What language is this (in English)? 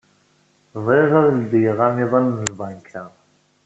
Kabyle